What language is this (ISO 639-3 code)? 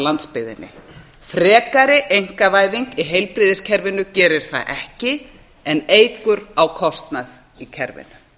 isl